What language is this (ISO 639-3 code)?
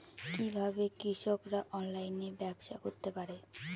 ben